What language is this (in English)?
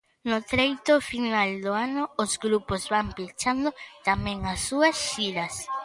Galician